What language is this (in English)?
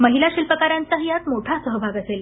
Marathi